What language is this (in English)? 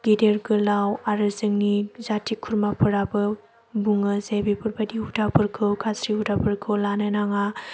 Bodo